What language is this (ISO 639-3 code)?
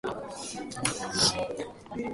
jpn